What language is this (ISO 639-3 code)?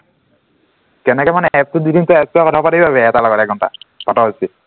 asm